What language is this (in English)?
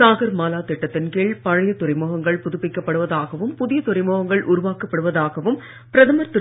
Tamil